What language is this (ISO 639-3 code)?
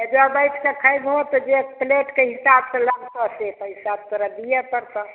mai